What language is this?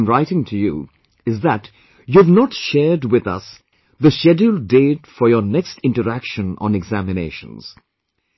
English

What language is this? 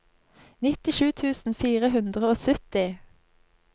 Norwegian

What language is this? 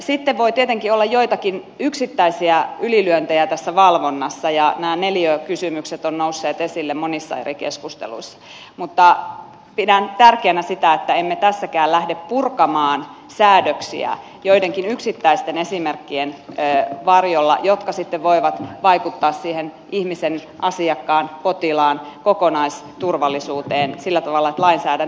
Finnish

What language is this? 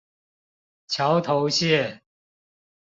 Chinese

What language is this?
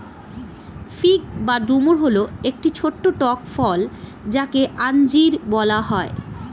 Bangla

